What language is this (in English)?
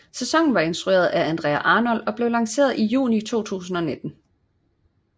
Danish